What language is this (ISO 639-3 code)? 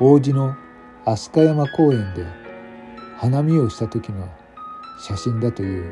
jpn